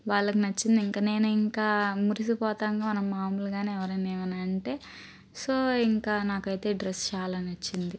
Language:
Telugu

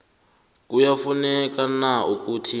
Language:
South Ndebele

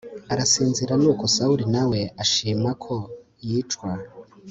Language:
Kinyarwanda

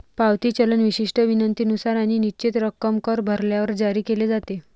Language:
Marathi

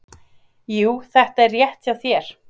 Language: Icelandic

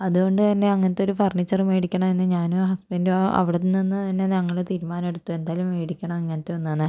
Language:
Malayalam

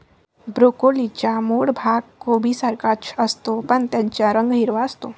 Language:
Marathi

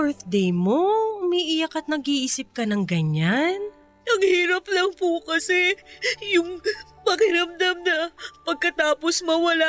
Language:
Filipino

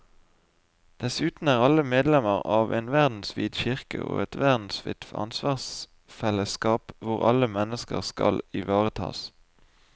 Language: Norwegian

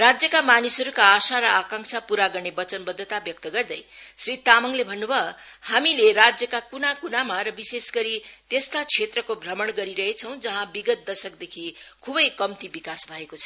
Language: Nepali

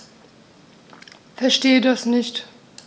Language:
German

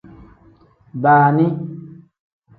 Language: Tem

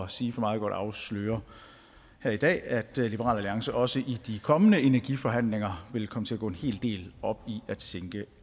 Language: Danish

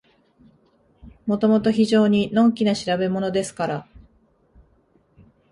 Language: Japanese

